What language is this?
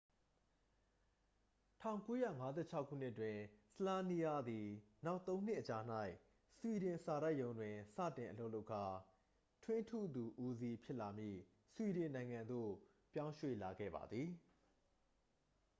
Burmese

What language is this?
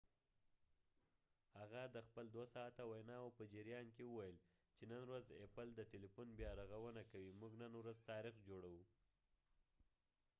Pashto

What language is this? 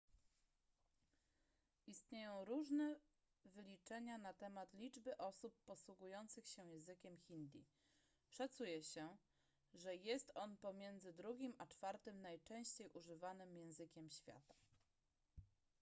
Polish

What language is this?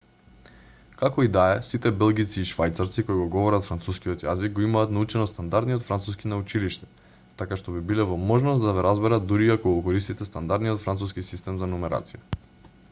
Macedonian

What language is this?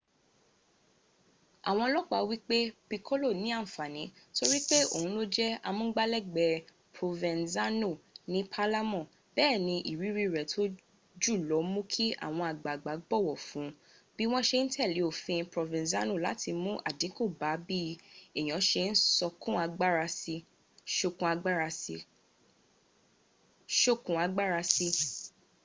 Yoruba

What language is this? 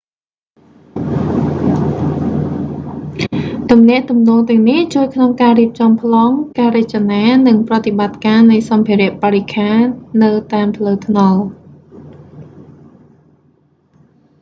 Khmer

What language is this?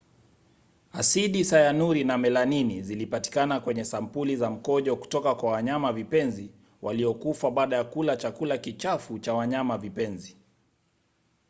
Swahili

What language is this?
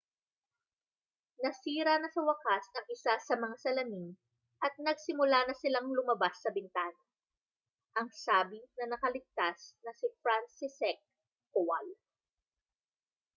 Filipino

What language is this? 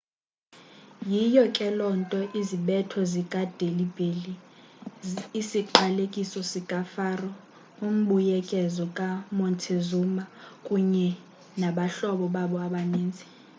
Xhosa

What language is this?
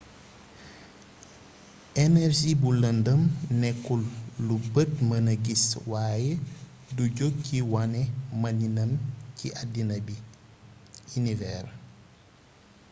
Wolof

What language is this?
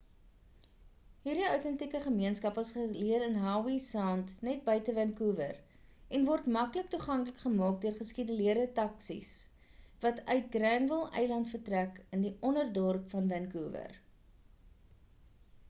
Afrikaans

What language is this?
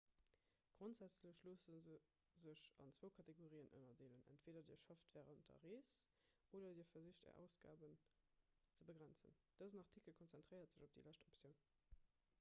Luxembourgish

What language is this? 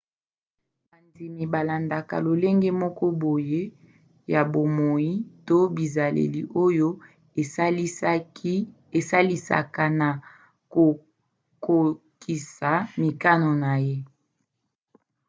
Lingala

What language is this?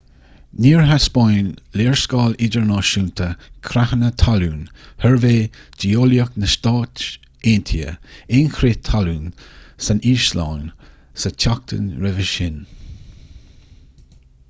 Irish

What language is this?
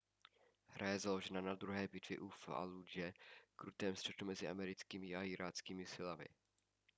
Czech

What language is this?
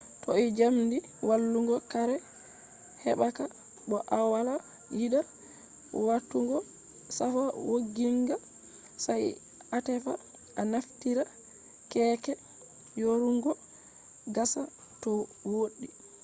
Fula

